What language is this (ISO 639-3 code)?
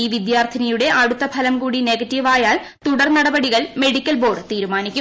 mal